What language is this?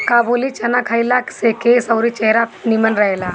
Bhojpuri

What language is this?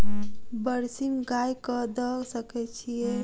Maithili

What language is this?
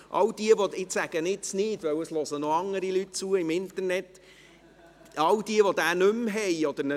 Swiss German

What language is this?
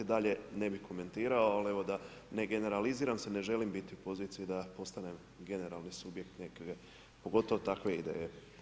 Croatian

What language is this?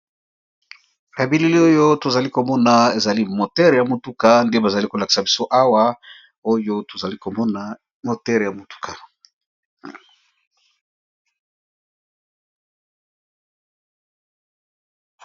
Lingala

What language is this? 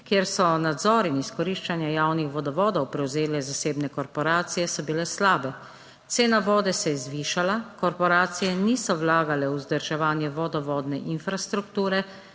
Slovenian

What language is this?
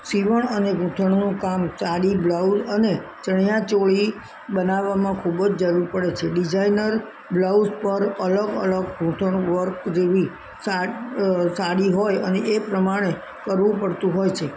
Gujarati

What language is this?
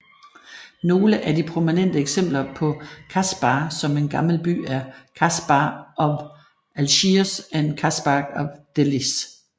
Danish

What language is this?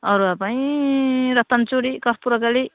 Odia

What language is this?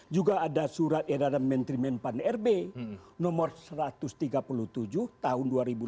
Indonesian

